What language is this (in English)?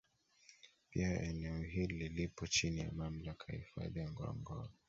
Swahili